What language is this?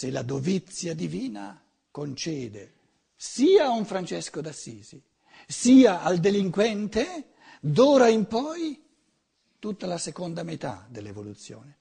Italian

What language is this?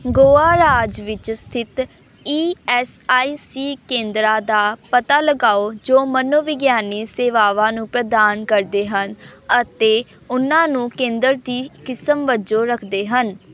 Punjabi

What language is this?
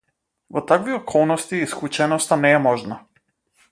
Macedonian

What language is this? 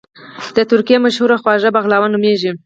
Pashto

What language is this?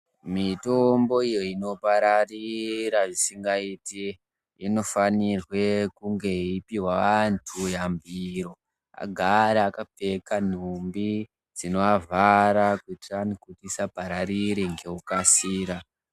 Ndau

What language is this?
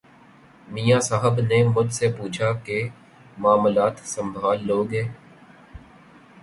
Urdu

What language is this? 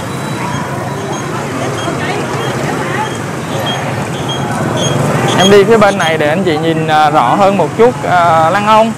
Vietnamese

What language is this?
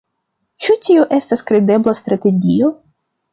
Esperanto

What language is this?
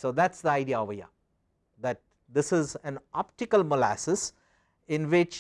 English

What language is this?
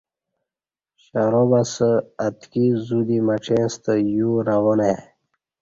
Kati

